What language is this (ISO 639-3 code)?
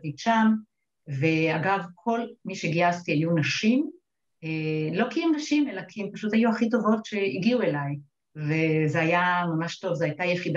heb